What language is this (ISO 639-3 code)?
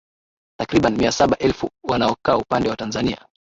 swa